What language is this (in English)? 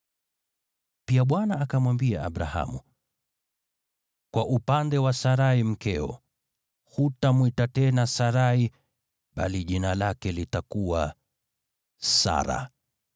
Swahili